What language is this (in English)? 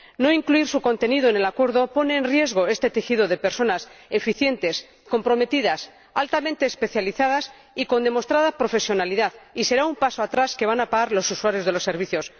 Spanish